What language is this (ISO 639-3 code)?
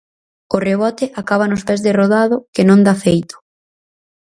glg